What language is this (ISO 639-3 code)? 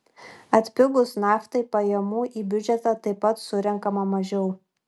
lit